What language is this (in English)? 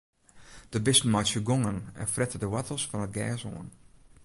Western Frisian